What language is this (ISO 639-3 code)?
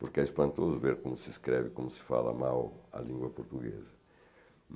por